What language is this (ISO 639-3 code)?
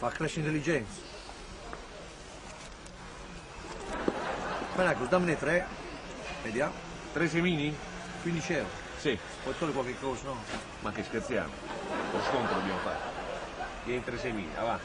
ita